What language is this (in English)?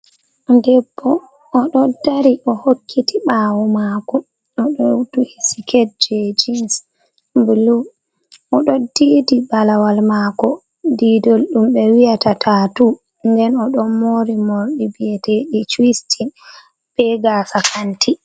Fula